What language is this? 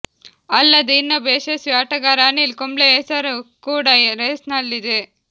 Kannada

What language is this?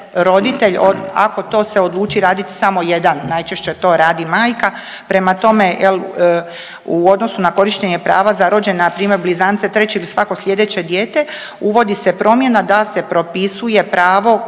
Croatian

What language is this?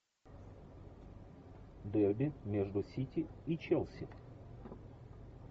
Russian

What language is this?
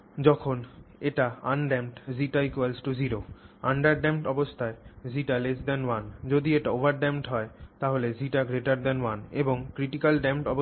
Bangla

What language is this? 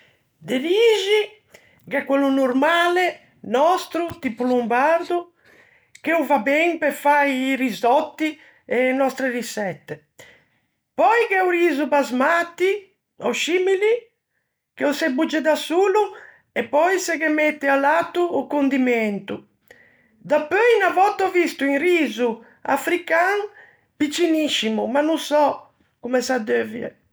Ligurian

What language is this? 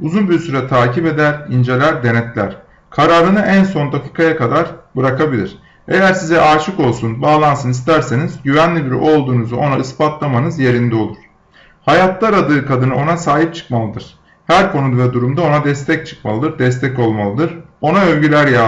Turkish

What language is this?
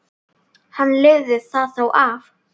Icelandic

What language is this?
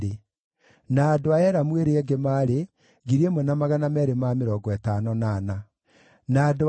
Kikuyu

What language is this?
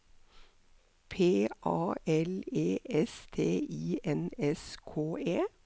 Norwegian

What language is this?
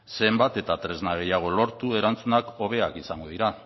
Basque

